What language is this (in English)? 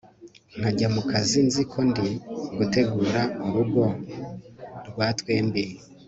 Kinyarwanda